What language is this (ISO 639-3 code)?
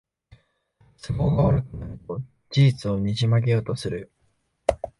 jpn